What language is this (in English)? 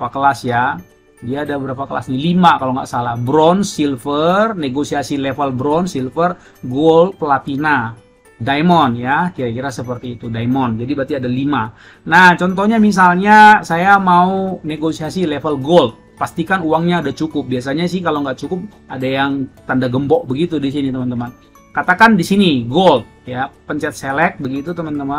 Indonesian